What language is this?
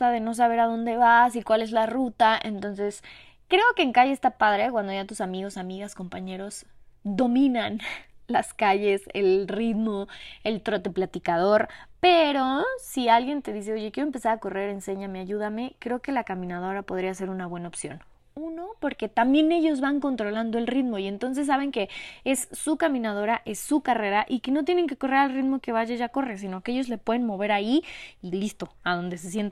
Spanish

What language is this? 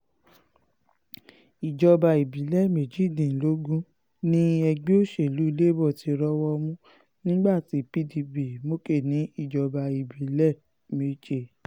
Yoruba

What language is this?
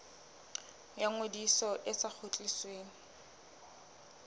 Southern Sotho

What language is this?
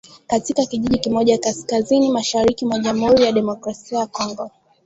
Swahili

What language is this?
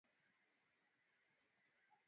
Swahili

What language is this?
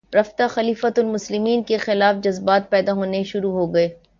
Urdu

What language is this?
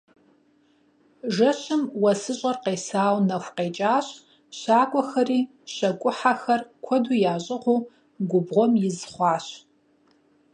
Kabardian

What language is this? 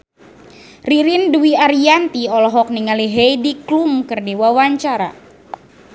Sundanese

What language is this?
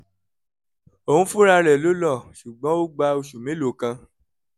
Yoruba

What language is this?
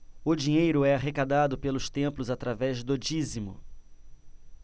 Portuguese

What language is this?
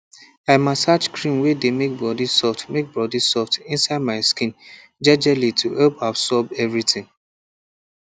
Nigerian Pidgin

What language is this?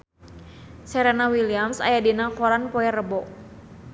Sundanese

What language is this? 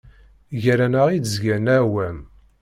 Kabyle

